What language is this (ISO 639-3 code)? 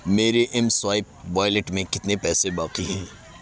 urd